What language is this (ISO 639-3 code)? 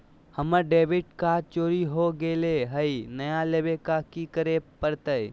mag